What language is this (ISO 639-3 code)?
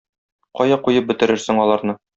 tat